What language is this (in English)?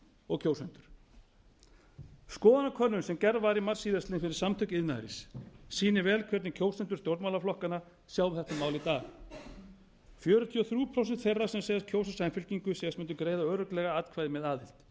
Icelandic